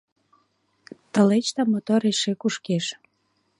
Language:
Mari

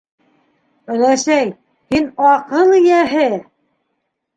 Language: Bashkir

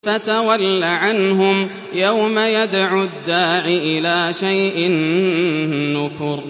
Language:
Arabic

